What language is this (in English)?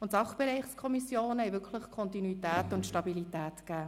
Swiss German